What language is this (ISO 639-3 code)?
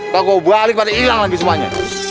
ind